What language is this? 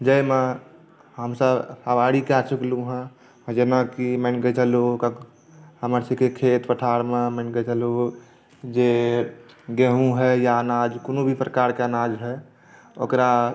Maithili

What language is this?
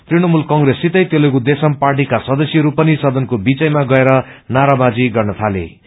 Nepali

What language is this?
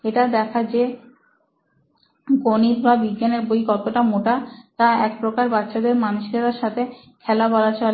Bangla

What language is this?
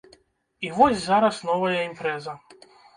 Belarusian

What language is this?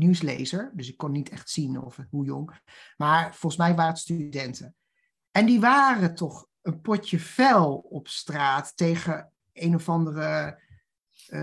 Dutch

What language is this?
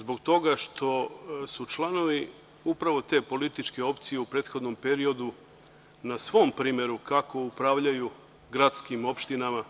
Serbian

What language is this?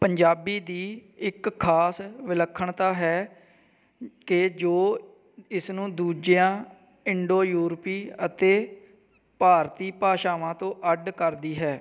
Punjabi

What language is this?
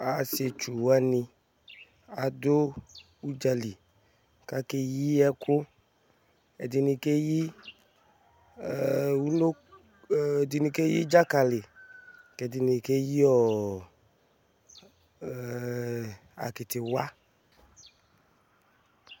Ikposo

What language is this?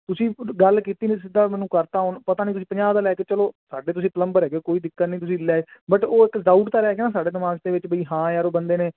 Punjabi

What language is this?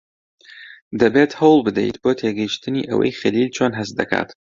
Central Kurdish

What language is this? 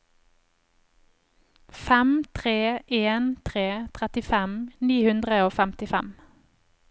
Norwegian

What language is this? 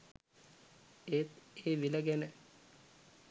Sinhala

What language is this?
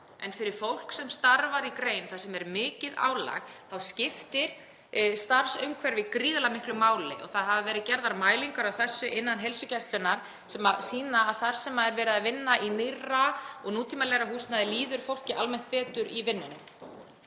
Icelandic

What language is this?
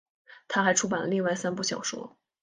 Chinese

